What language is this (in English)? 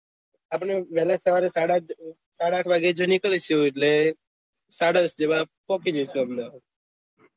Gujarati